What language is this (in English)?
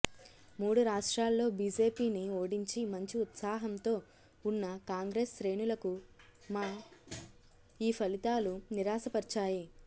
Telugu